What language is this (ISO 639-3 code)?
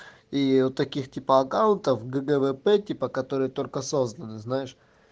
rus